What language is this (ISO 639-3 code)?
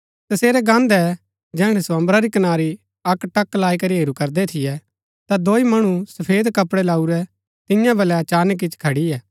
gbk